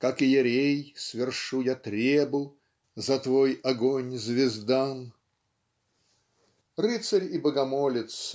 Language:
Russian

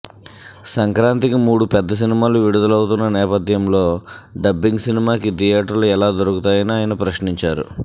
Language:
Telugu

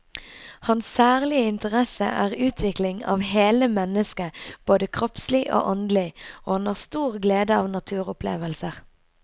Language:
Norwegian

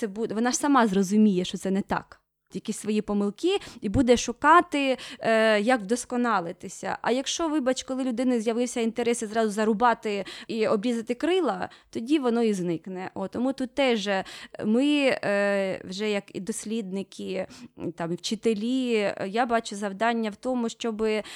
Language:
Ukrainian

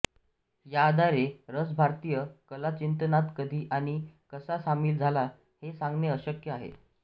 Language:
Marathi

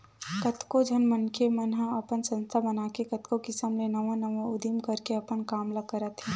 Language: Chhattisgarhi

